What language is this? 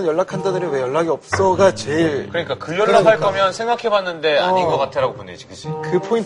Korean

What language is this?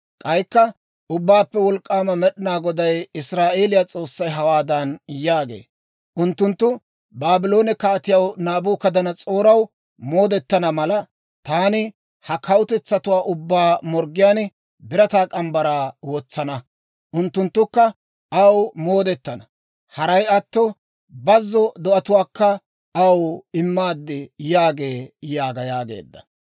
Dawro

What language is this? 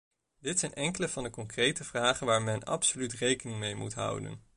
Dutch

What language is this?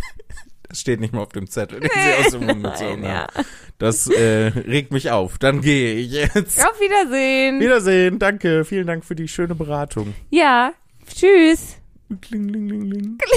German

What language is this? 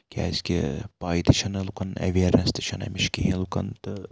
Kashmiri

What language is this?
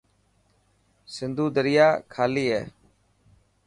Dhatki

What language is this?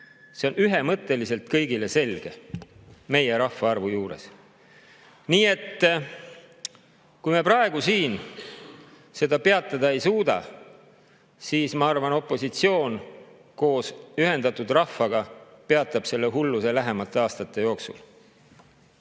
Estonian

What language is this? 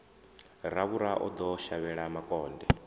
Venda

